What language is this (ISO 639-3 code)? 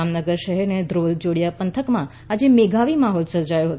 guj